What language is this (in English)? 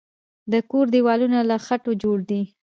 Pashto